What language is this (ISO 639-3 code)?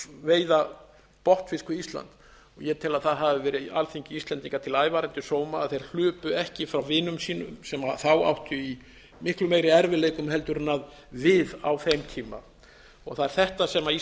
isl